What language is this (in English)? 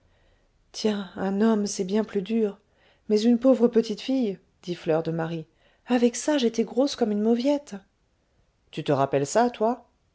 French